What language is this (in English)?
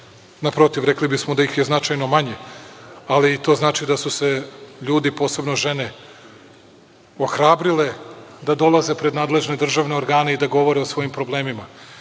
Serbian